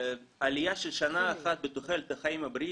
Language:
Hebrew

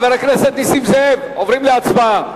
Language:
Hebrew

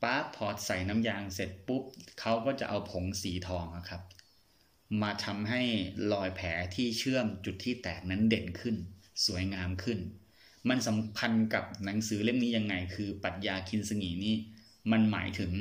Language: Thai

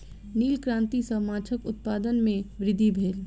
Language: Maithili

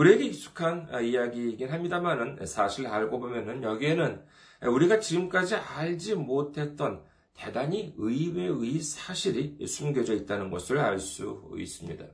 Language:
Korean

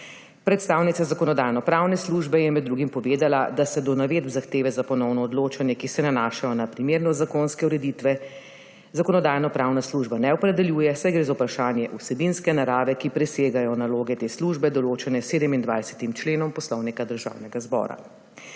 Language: Slovenian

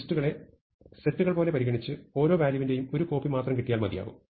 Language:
Malayalam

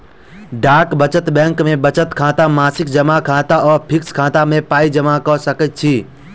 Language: Maithili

